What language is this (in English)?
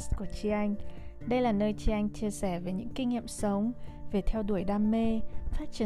Vietnamese